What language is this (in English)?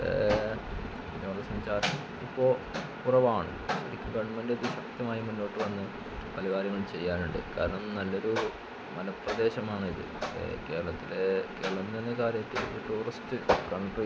Malayalam